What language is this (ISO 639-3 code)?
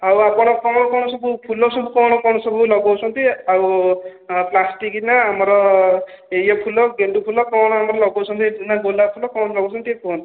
ori